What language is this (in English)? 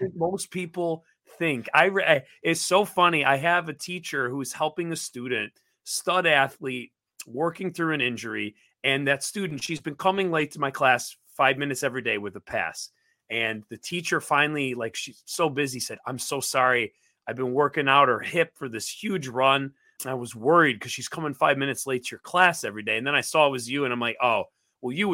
English